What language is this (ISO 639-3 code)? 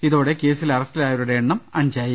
mal